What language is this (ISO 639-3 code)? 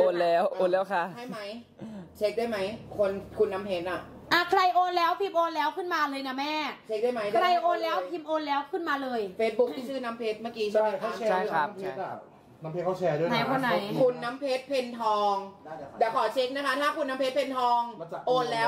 tha